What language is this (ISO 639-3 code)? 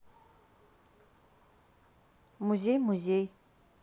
rus